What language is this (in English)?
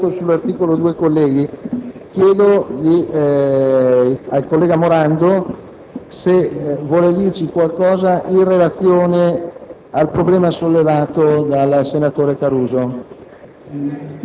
Italian